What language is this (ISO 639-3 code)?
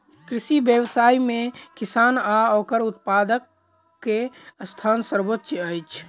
mai